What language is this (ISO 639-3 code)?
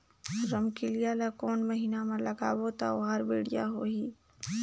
hne